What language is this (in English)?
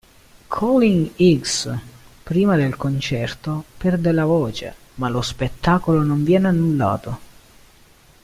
Italian